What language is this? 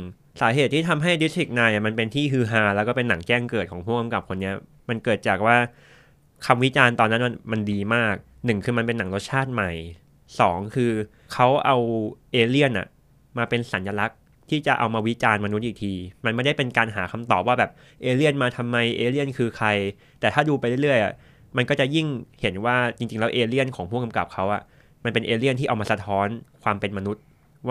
Thai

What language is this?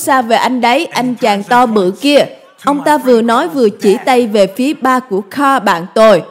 Vietnamese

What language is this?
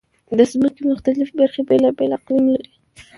Pashto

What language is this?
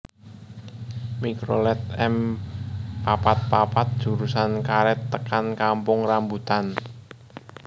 Javanese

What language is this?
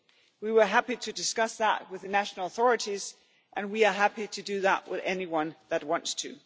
English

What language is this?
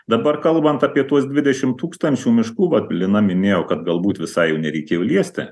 Lithuanian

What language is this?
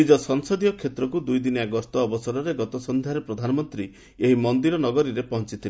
Odia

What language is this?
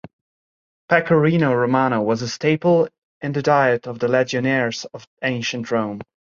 English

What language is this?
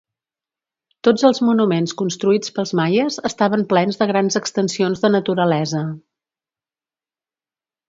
Catalan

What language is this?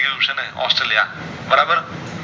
Gujarati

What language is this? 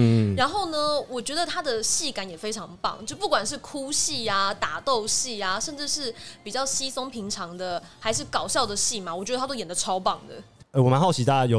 Chinese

